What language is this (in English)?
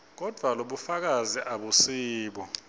Swati